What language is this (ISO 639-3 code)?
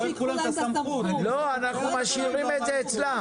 heb